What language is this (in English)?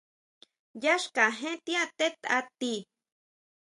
Huautla Mazatec